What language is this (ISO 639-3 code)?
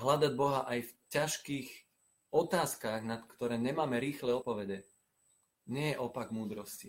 slk